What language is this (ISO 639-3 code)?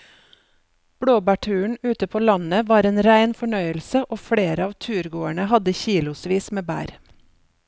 nor